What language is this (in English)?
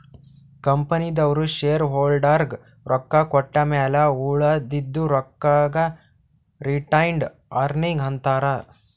Kannada